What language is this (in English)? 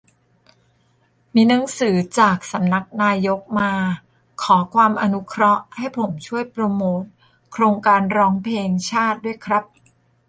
Thai